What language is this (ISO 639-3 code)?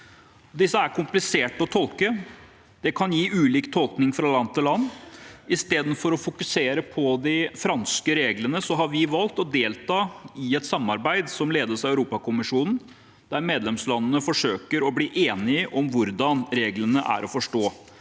nor